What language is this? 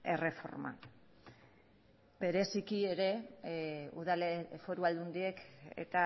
Basque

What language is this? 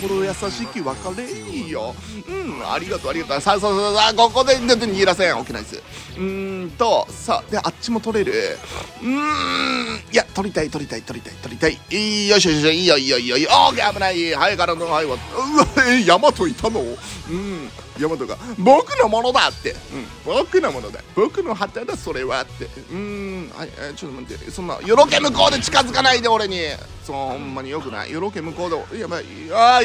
Japanese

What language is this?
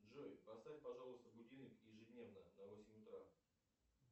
Russian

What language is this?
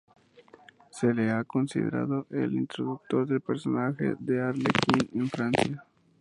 Spanish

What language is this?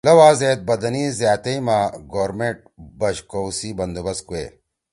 Torwali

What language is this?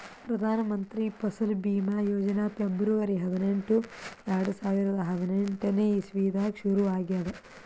Kannada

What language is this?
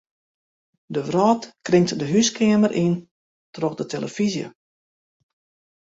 Western Frisian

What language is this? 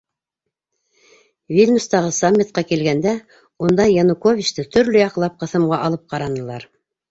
Bashkir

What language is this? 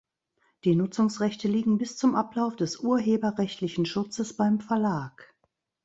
German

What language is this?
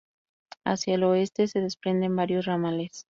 Spanish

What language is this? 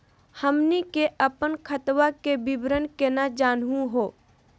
Magahi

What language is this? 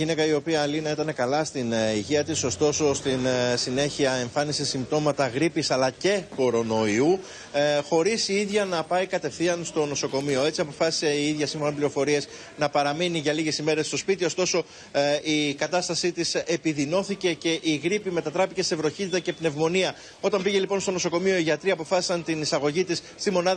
Greek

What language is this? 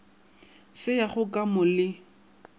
Northern Sotho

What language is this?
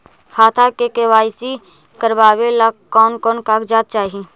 Magahi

